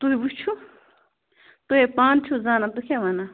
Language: Kashmiri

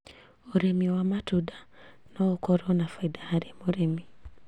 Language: Kikuyu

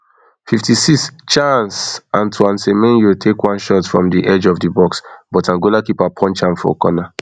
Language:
Nigerian Pidgin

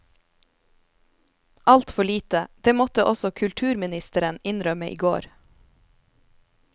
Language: Norwegian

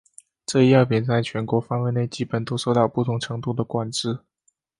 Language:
Chinese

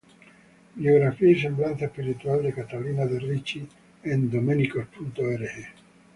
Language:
Spanish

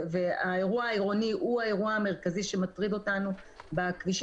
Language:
Hebrew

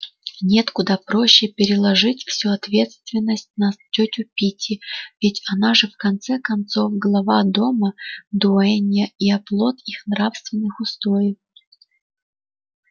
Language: Russian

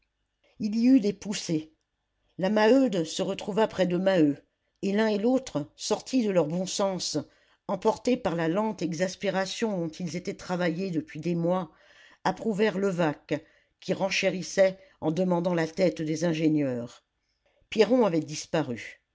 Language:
French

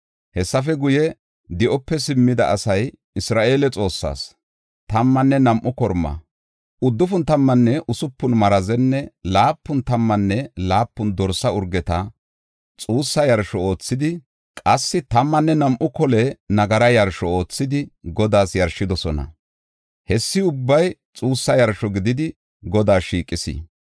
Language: Gofa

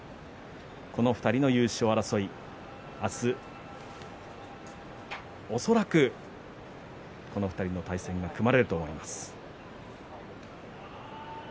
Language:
Japanese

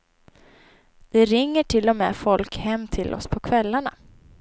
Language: Swedish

